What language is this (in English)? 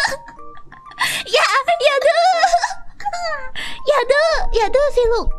Thai